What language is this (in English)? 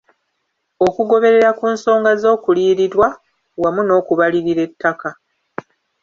Ganda